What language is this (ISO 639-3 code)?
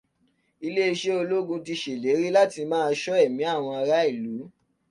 yor